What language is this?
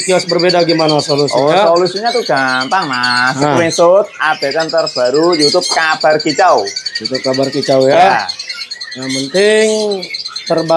Indonesian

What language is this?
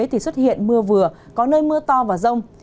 Vietnamese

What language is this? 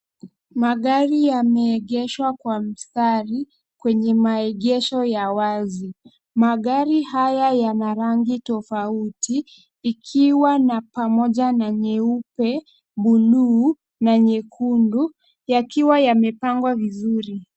Swahili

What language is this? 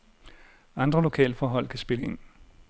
Danish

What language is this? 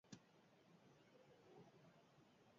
Basque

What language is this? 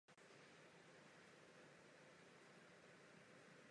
Czech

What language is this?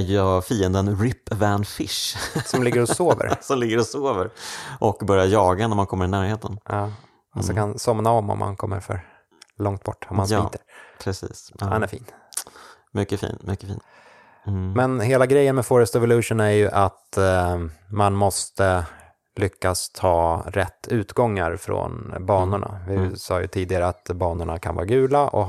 Swedish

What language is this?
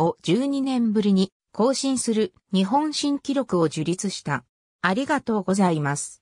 Japanese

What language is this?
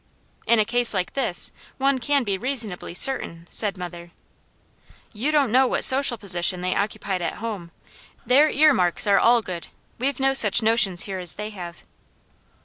English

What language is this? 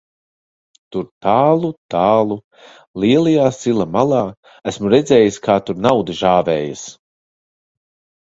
Latvian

